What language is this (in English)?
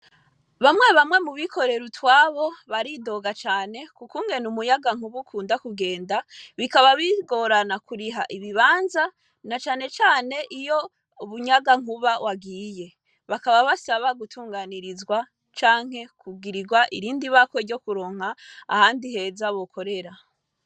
Rundi